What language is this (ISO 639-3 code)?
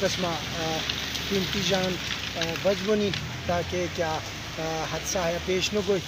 ara